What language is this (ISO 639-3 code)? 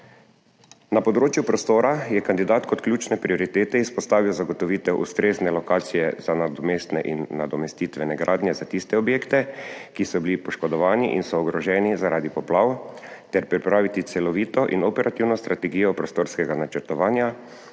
slv